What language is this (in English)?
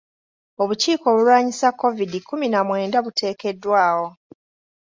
Ganda